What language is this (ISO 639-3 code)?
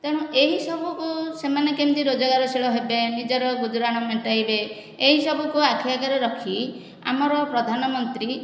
ori